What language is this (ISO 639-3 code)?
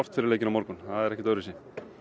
isl